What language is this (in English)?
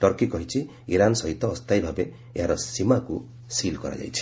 Odia